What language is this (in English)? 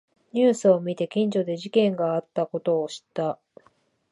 Japanese